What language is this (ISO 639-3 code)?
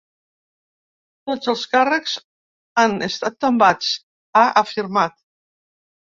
cat